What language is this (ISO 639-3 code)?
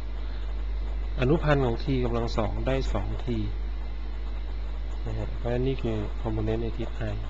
tha